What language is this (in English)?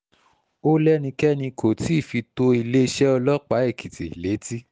Yoruba